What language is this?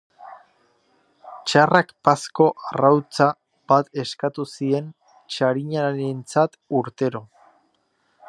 Basque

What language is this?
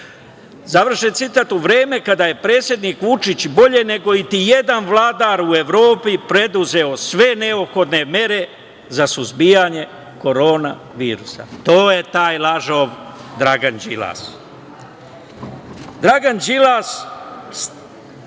Serbian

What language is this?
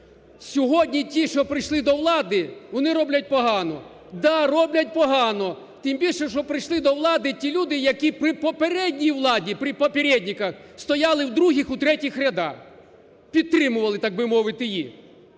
Ukrainian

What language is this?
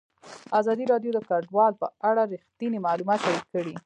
Pashto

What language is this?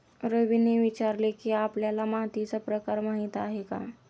Marathi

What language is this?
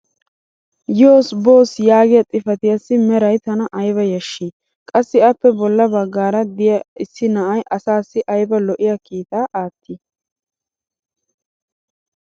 Wolaytta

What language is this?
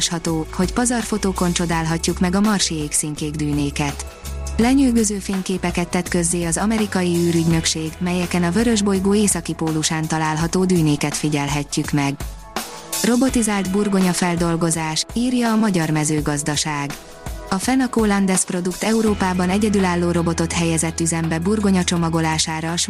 Hungarian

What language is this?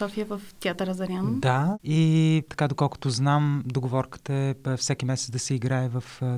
Bulgarian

